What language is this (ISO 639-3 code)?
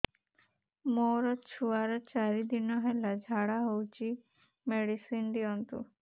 ori